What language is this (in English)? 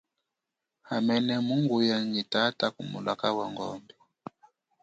Chokwe